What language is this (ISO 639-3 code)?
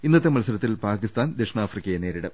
mal